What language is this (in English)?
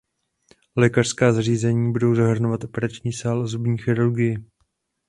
Czech